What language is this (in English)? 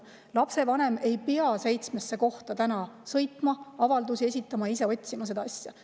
Estonian